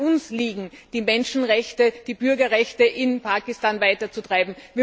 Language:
German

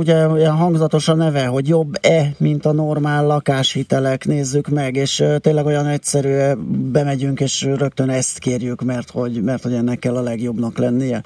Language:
Hungarian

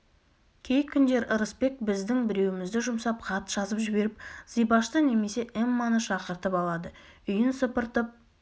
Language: Kazakh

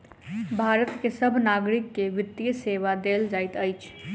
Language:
Maithili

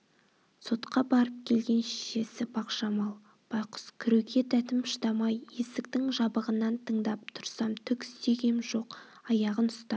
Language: Kazakh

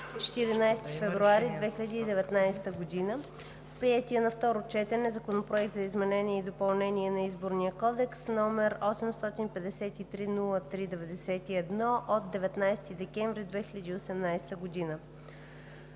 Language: Bulgarian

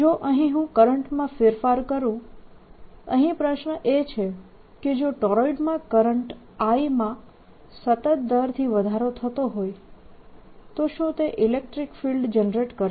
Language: Gujarati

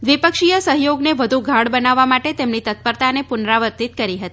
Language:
Gujarati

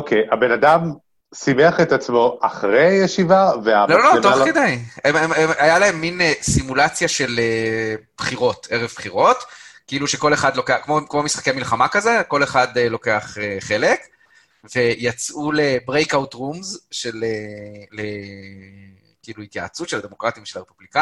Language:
Hebrew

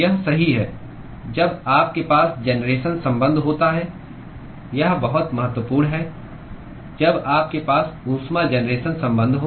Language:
Hindi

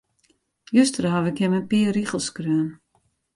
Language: Western Frisian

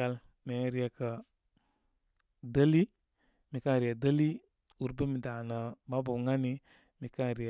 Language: Koma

